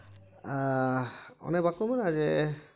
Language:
Santali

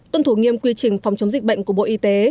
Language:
Vietnamese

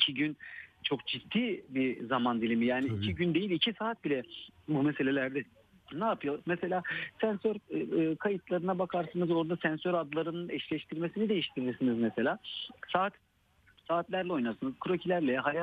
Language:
Turkish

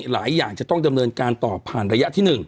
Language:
Thai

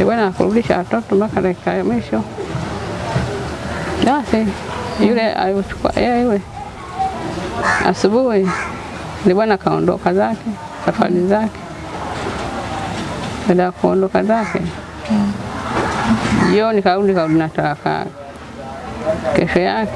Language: Indonesian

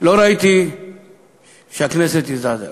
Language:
Hebrew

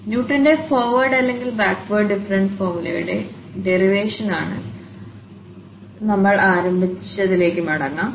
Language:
Malayalam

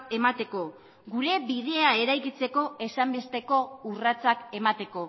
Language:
Basque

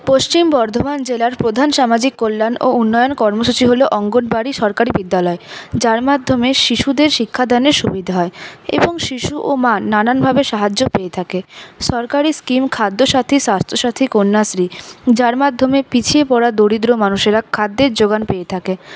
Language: Bangla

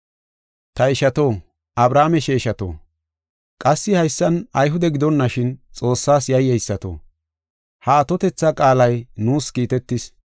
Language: Gofa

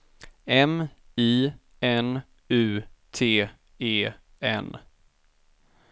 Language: Swedish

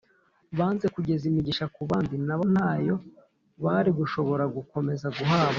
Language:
Kinyarwanda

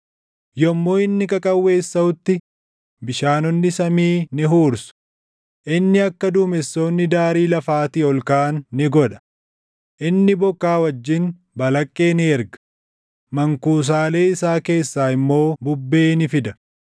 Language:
Oromo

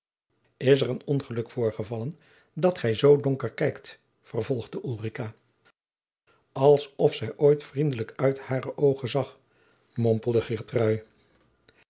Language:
Dutch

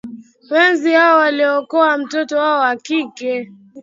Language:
Swahili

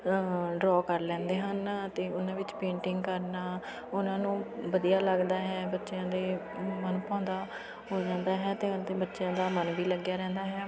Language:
Punjabi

